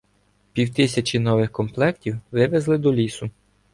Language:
Ukrainian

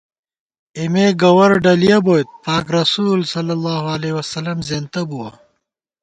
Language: Gawar-Bati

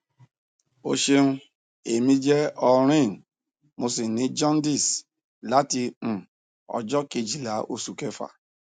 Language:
Yoruba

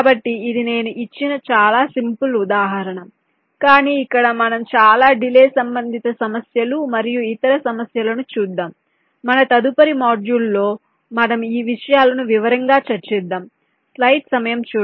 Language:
Telugu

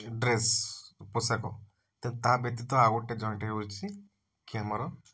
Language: Odia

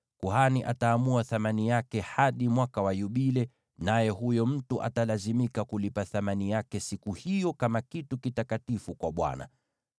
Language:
Swahili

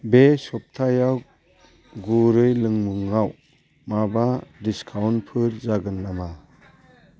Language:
Bodo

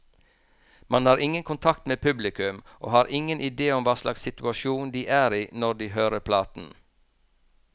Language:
Norwegian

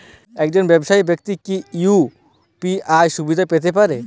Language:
Bangla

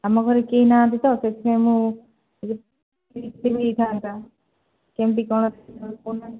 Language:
Odia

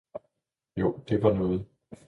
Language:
Danish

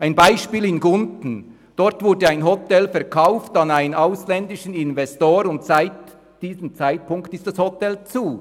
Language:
Swiss German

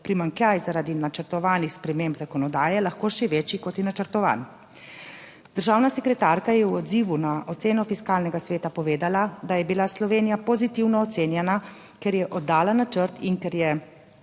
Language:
Slovenian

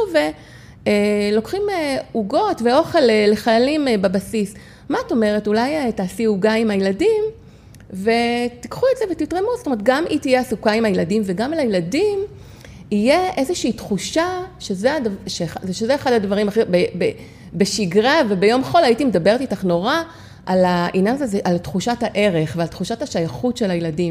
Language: Hebrew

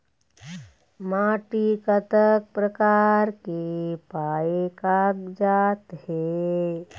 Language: Chhattisgarhi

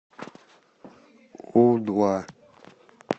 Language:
Russian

